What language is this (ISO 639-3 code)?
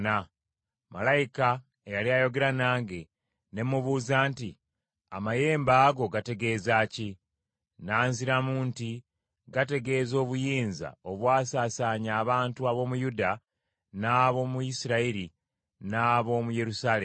lug